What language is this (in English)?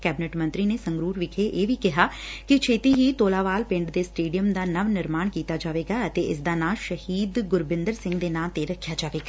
Punjabi